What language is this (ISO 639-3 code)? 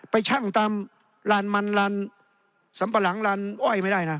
tha